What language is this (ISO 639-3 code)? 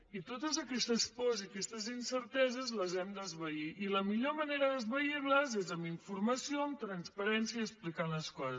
cat